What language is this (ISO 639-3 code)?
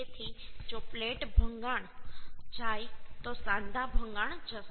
guj